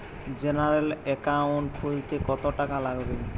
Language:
Bangla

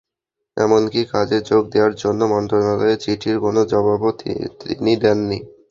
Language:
Bangla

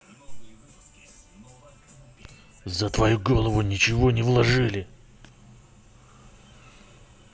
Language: Russian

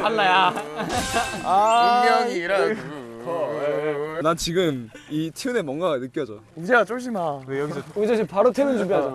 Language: Korean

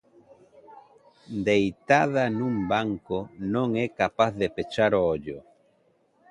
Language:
Galician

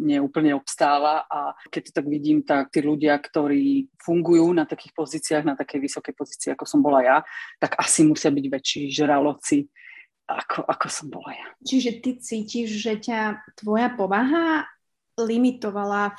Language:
Slovak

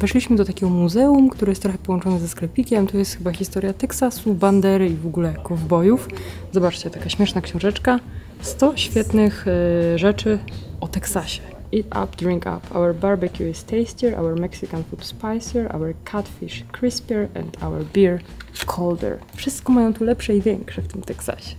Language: Polish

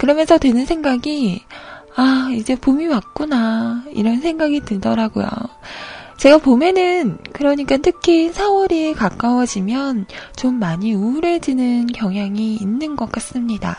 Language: Korean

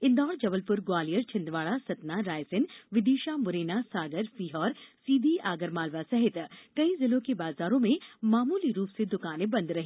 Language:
Hindi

